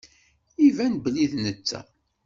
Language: Kabyle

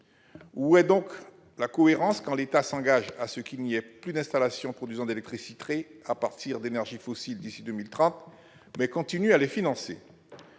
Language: French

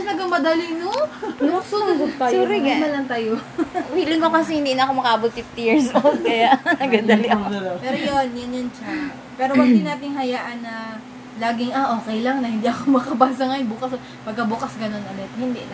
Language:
Filipino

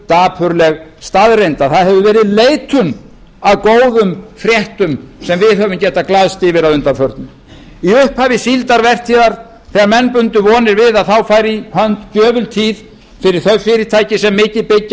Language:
Icelandic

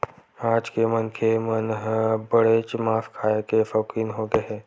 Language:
Chhattisgarhi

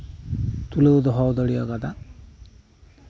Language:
Santali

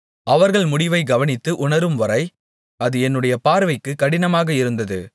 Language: Tamil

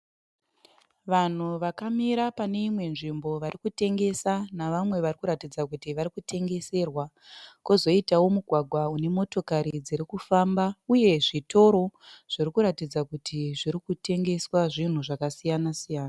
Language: Shona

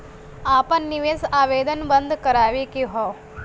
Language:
Bhojpuri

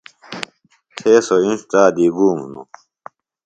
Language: Phalura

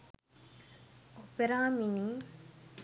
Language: Sinhala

